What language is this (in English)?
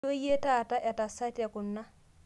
Masai